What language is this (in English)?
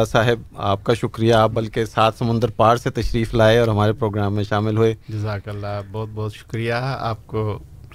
Urdu